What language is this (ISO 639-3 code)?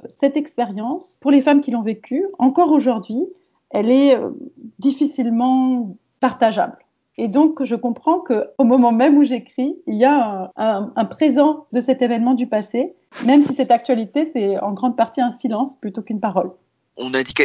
fra